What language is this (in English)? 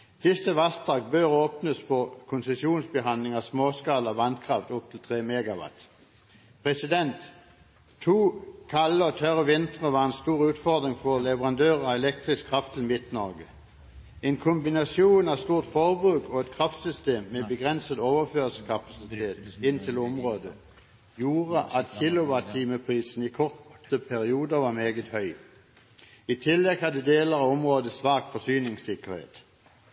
Norwegian Bokmål